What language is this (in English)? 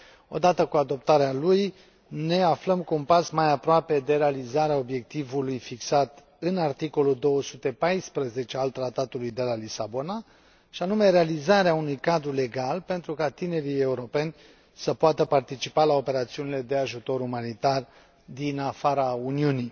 Romanian